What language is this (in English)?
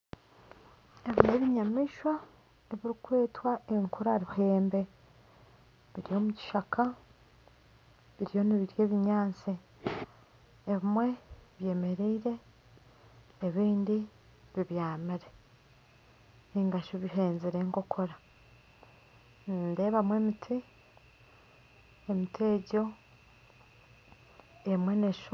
Nyankole